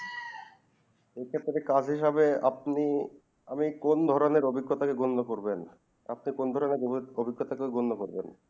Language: Bangla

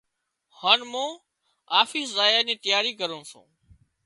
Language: Wadiyara Koli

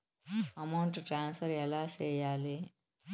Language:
Telugu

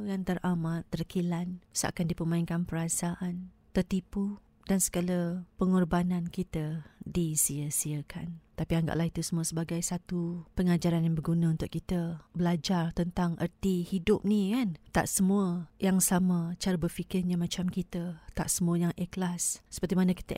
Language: Malay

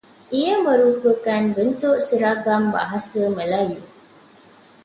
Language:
Malay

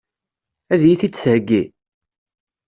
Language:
Kabyle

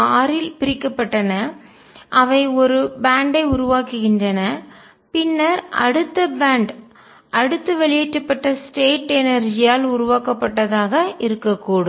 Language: Tamil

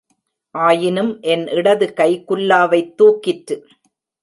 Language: Tamil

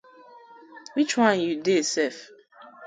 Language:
Nigerian Pidgin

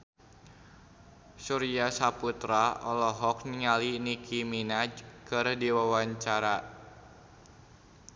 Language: Sundanese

